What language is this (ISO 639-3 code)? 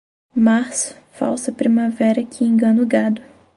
por